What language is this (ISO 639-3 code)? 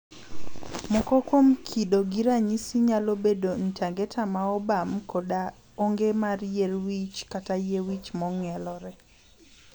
luo